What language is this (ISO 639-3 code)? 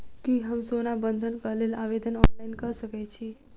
mai